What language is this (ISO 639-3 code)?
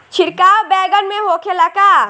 bho